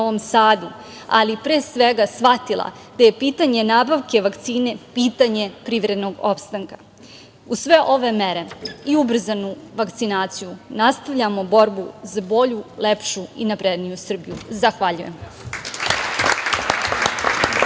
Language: Serbian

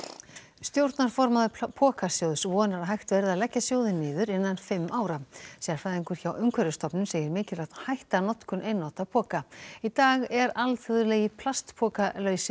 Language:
Icelandic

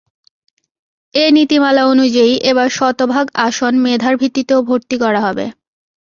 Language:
Bangla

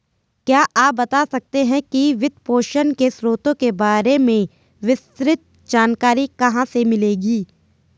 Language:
Hindi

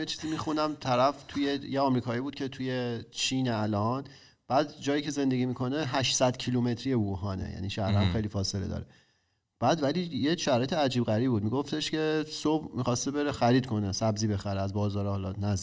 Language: Persian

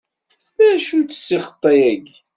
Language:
Kabyle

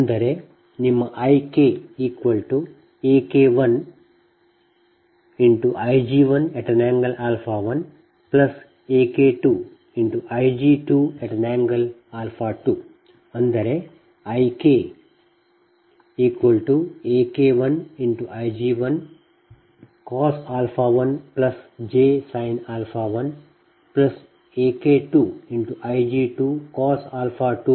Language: Kannada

